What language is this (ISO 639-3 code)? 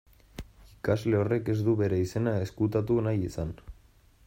eus